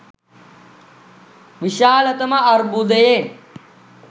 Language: Sinhala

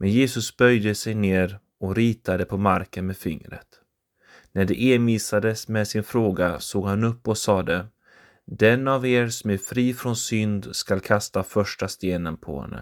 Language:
Swedish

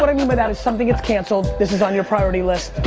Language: English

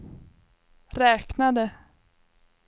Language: Swedish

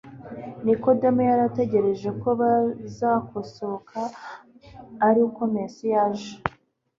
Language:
Kinyarwanda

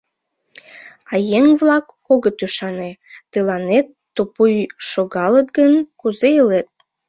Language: Mari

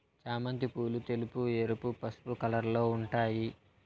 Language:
Telugu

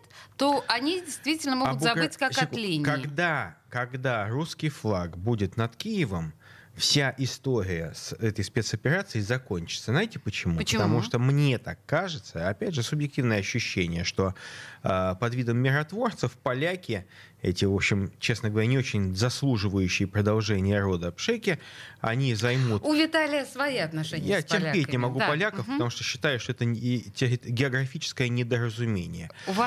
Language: Russian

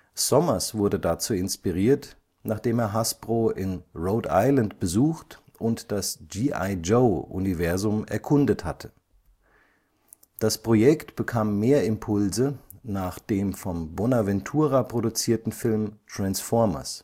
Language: German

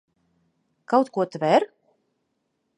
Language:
Latvian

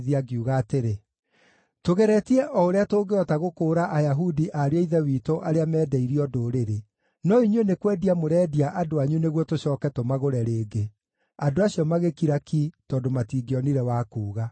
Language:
Kikuyu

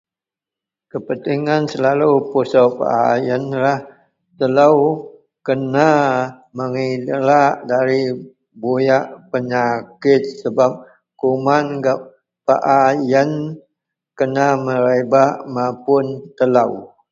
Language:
Central Melanau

